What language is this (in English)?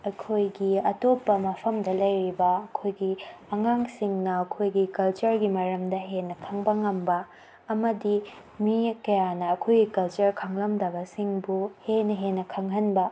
Manipuri